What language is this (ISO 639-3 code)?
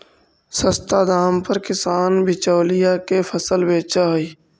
mag